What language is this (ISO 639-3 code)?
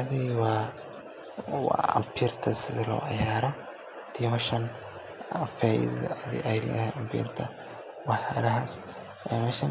som